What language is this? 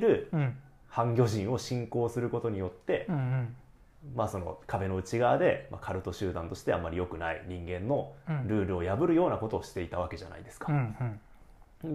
Japanese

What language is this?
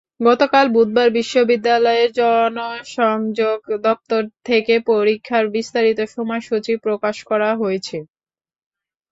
Bangla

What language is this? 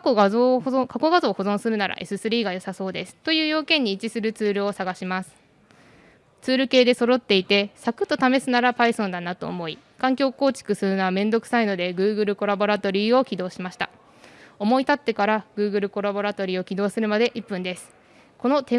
Japanese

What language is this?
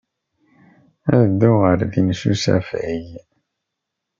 Kabyle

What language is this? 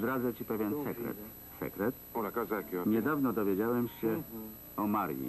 Polish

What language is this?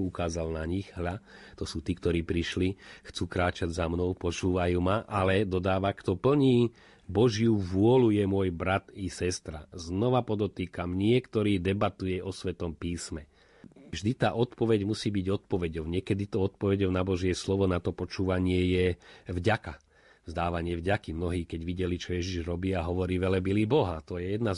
Slovak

